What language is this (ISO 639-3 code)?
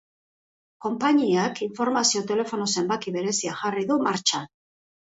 eus